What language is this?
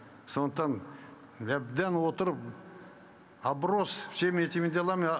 Kazakh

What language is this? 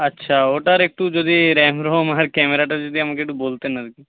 Bangla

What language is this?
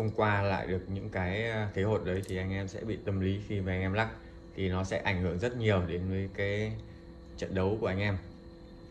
Vietnamese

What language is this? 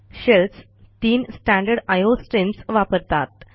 Marathi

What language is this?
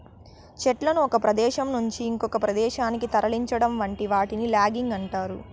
Telugu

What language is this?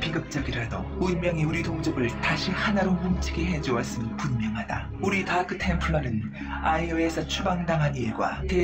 Korean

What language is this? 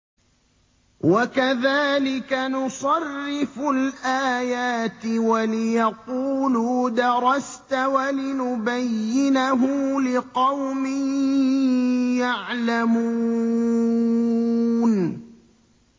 Arabic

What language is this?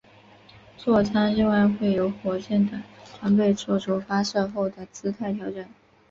Chinese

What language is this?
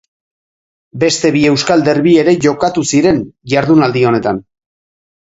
Basque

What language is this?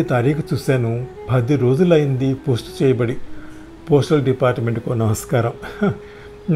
Hindi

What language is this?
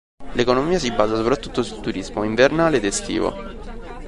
Italian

